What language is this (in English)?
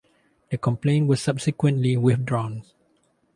English